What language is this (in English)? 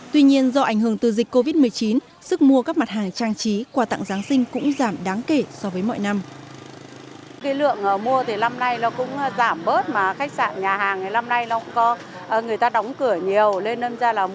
Vietnamese